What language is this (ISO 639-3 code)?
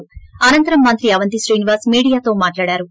tel